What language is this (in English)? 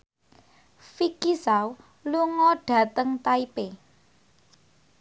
Javanese